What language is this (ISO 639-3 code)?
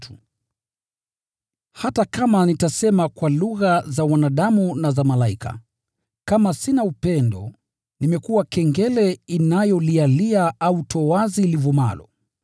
swa